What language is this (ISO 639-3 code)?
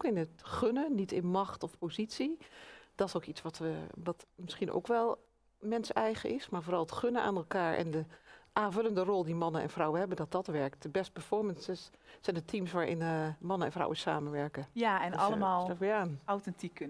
nld